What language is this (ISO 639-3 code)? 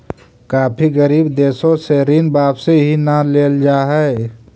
mag